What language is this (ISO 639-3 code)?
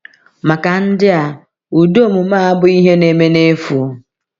ibo